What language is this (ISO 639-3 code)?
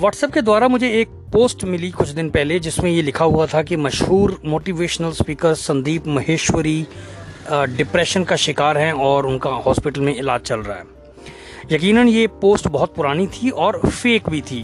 hin